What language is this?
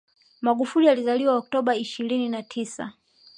Swahili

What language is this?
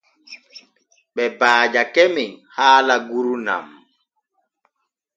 Borgu Fulfulde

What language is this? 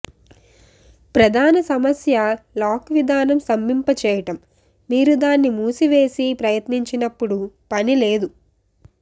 Telugu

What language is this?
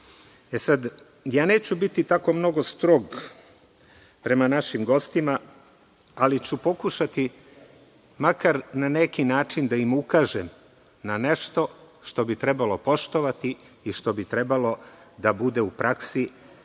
Serbian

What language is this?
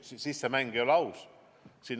Estonian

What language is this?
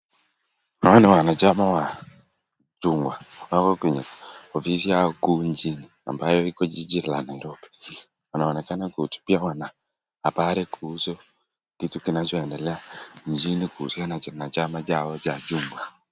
Swahili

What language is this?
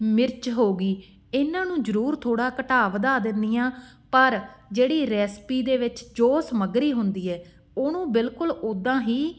Punjabi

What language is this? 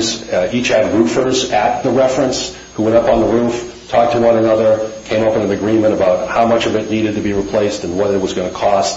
English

